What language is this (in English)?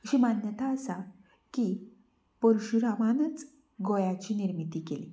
Konkani